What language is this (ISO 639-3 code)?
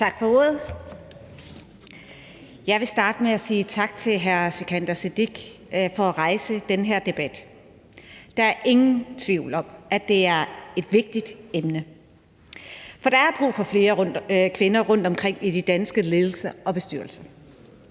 dan